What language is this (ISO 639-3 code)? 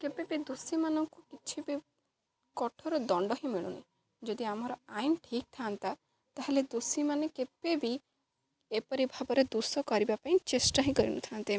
ori